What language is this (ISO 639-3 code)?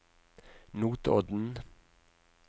nor